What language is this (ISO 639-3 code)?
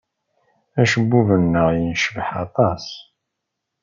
kab